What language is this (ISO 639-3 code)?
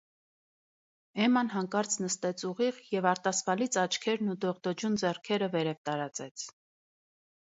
hye